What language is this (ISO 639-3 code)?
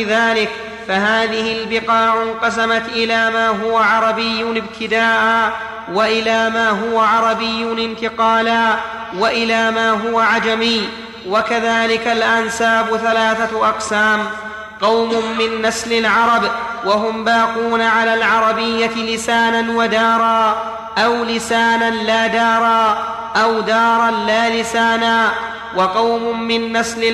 ara